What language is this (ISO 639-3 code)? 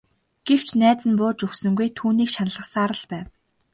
mon